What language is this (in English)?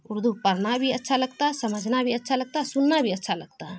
Urdu